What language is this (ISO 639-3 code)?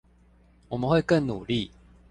zho